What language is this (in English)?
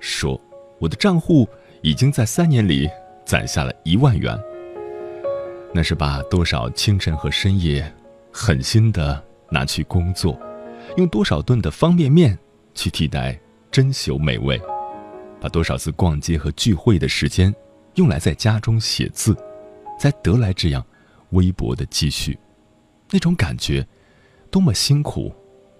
Chinese